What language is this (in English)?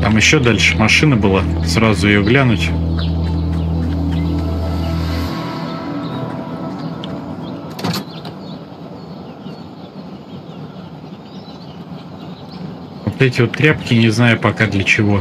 Russian